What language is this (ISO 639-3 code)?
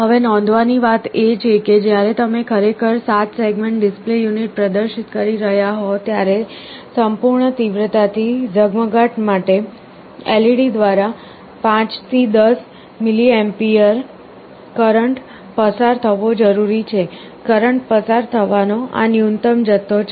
guj